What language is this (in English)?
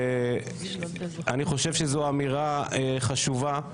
Hebrew